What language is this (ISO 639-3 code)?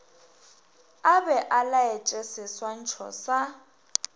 nso